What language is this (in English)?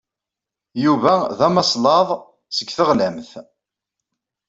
Kabyle